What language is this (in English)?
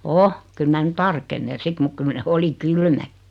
Finnish